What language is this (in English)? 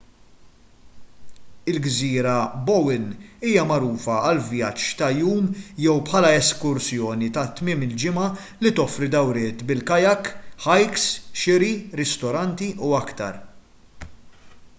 Maltese